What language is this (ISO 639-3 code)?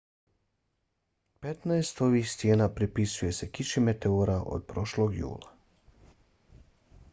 bos